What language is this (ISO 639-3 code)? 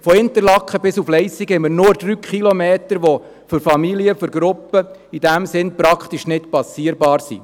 gsw